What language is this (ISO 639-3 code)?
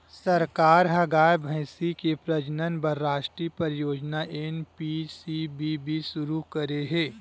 hne